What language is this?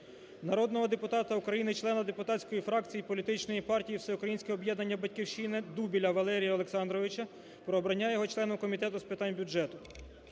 Ukrainian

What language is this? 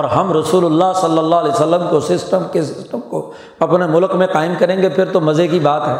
Urdu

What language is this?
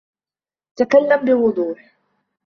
Arabic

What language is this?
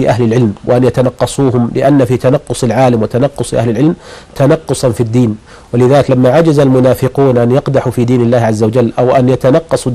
Arabic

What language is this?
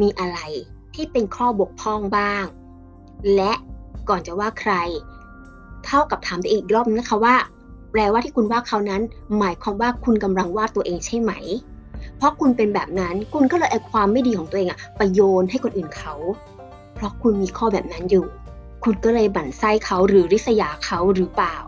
Thai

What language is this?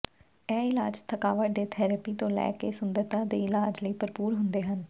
Punjabi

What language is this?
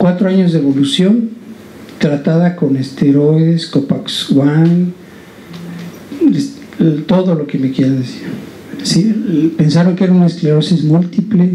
Spanish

